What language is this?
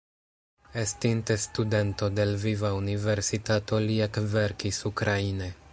Esperanto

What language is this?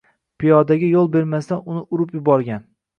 Uzbek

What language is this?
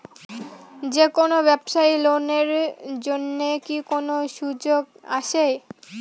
Bangla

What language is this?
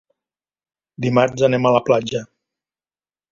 Catalan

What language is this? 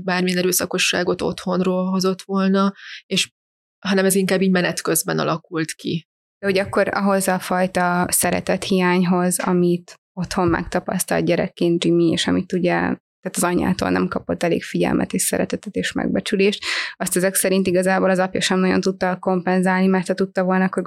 Hungarian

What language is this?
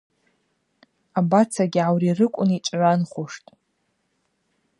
Abaza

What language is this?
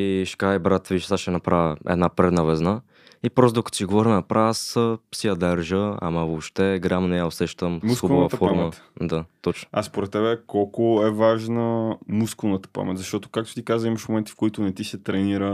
Bulgarian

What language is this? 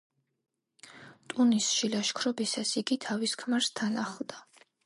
Georgian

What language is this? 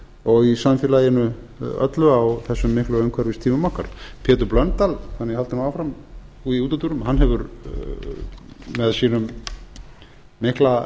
Icelandic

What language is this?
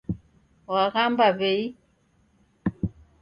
Taita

